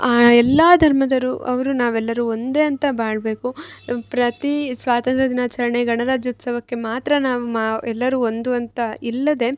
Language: Kannada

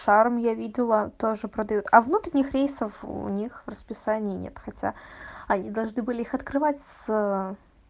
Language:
Russian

